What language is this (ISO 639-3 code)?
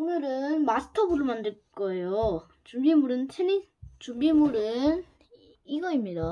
kor